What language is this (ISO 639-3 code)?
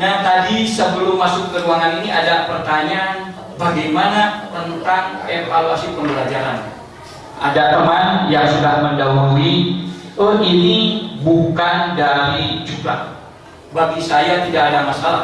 ind